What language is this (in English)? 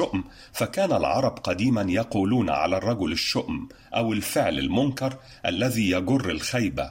Arabic